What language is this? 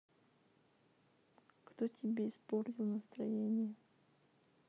Russian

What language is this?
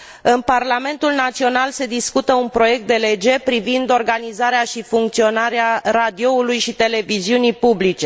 Romanian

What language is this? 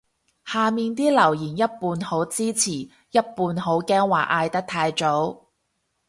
Cantonese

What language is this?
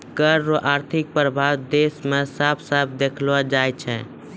Maithili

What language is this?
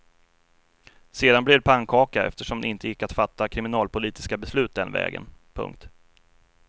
Swedish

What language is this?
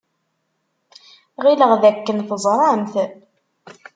Kabyle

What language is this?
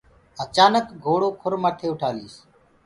Gurgula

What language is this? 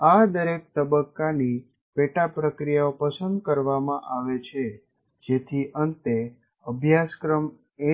Gujarati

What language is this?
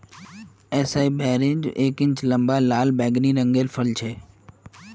Magahi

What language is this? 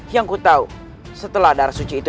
Indonesian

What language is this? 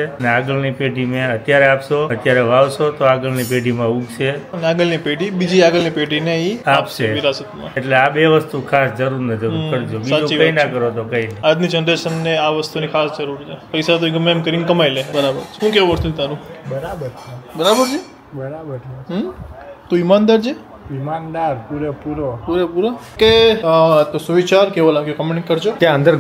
Gujarati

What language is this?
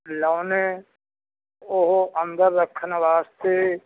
Punjabi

